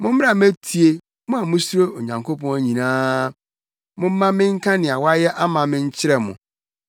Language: Akan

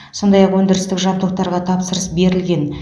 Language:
Kazakh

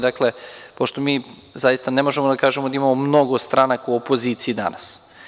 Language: Serbian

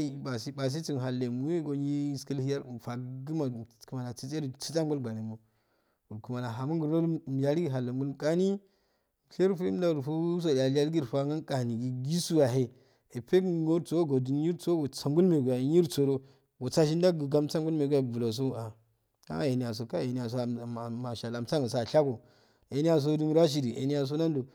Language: Afade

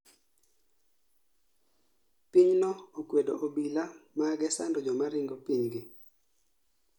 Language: Luo (Kenya and Tanzania)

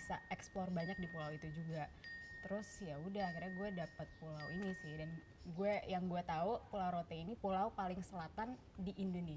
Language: Indonesian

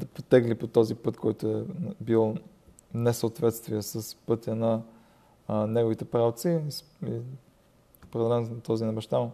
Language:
Bulgarian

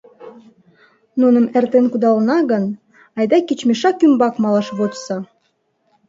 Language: Mari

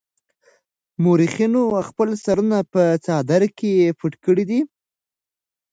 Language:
Pashto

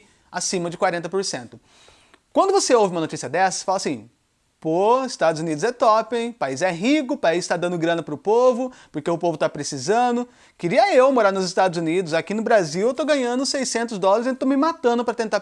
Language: Portuguese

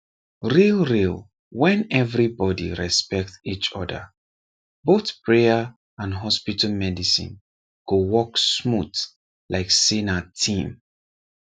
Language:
Nigerian Pidgin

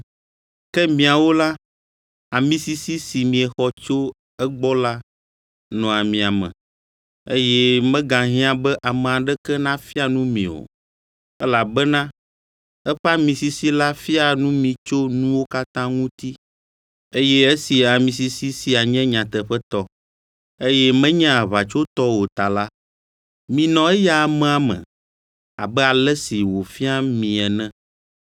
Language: Ewe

